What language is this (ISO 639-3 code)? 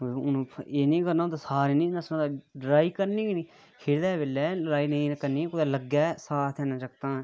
doi